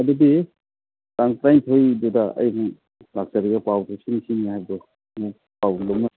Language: Manipuri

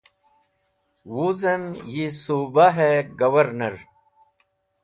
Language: Wakhi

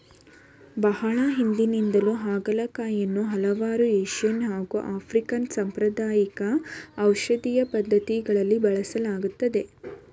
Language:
Kannada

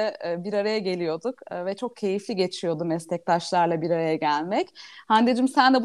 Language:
Turkish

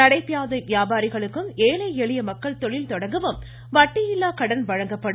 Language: Tamil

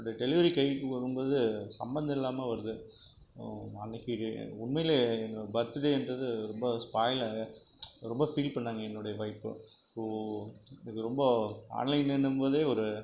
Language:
Tamil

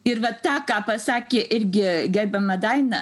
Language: Lithuanian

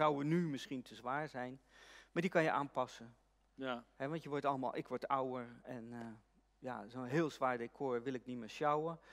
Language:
Dutch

